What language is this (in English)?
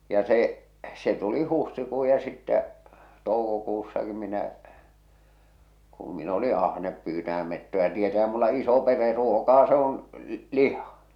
Finnish